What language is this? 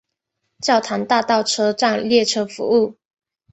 Chinese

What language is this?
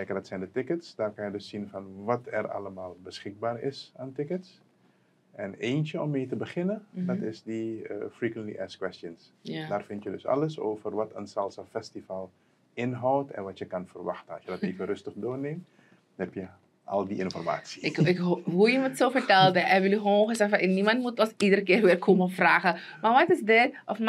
Dutch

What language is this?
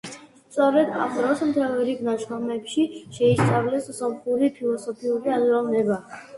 Georgian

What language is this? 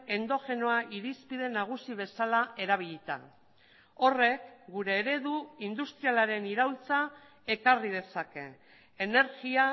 Basque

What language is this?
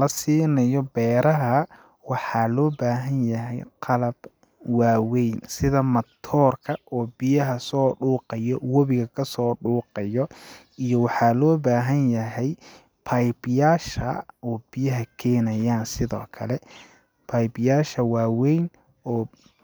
Somali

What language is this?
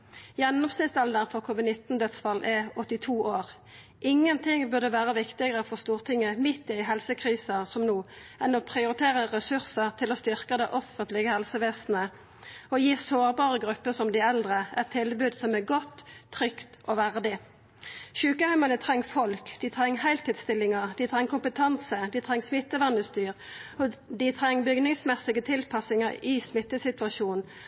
Norwegian Nynorsk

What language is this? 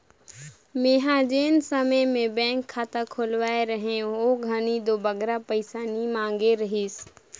Chhattisgarhi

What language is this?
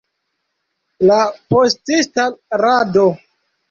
Esperanto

